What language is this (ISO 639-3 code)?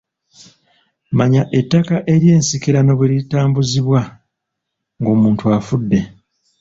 lug